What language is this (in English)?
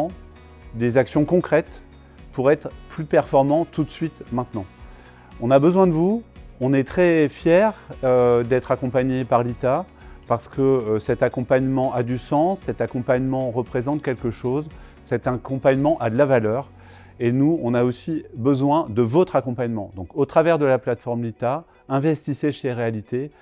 French